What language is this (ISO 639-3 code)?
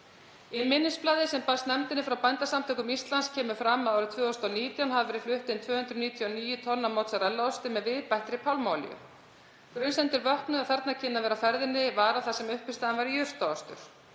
isl